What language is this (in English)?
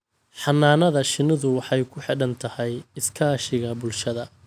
Somali